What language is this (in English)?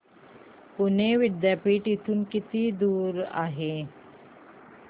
Marathi